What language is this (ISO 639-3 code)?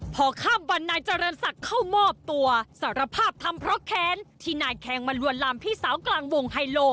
tha